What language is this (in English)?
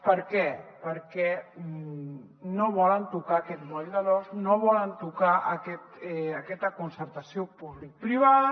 Catalan